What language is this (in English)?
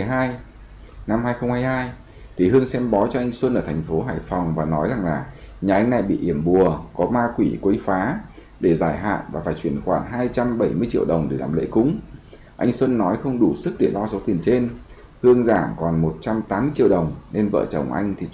Vietnamese